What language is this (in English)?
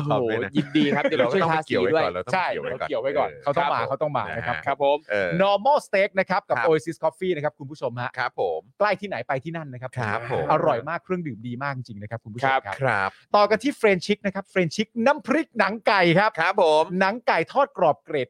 Thai